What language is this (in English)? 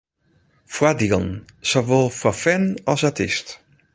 Western Frisian